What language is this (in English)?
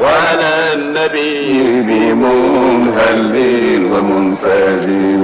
Arabic